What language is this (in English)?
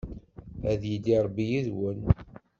Kabyle